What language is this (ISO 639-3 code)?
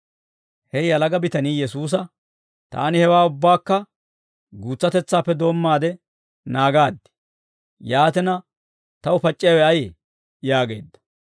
dwr